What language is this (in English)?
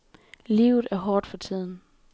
Danish